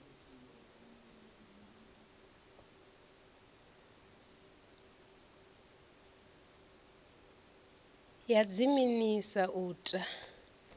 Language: Venda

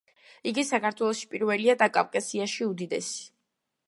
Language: Georgian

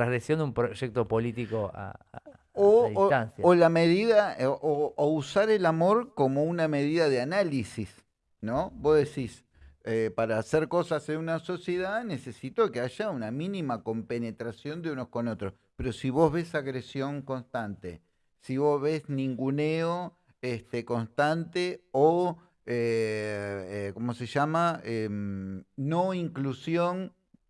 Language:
Spanish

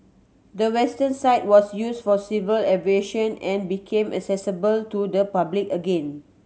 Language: English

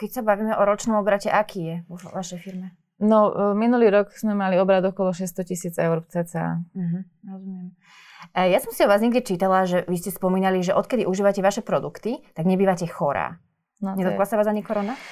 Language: Slovak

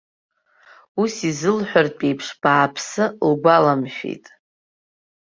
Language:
Abkhazian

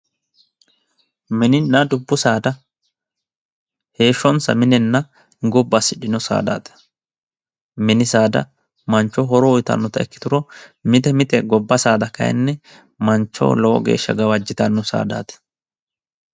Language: Sidamo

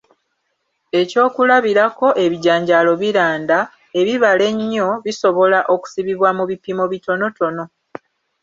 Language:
Ganda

